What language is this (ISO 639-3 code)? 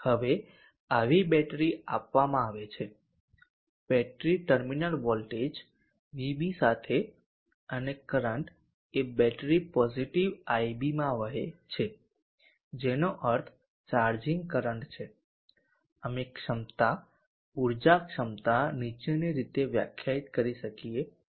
guj